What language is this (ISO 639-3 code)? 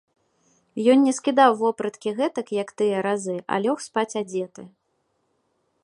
bel